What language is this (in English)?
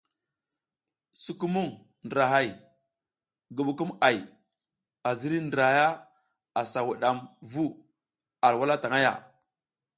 South Giziga